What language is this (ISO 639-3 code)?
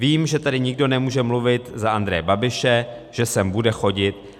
ces